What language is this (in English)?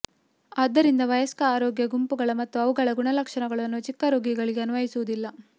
Kannada